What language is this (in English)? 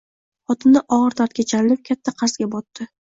Uzbek